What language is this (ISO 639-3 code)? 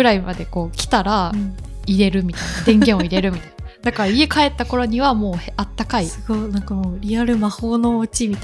jpn